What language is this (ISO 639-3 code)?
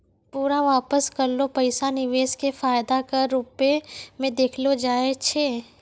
mai